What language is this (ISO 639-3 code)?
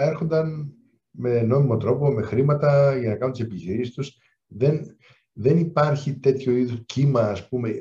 ell